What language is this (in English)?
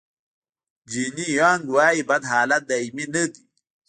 Pashto